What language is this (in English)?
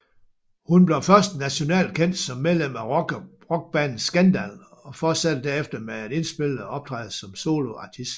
Danish